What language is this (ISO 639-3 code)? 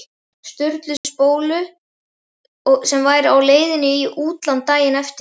isl